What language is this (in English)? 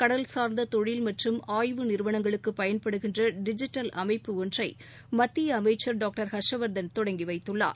Tamil